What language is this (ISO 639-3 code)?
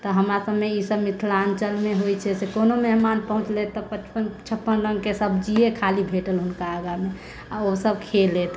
mai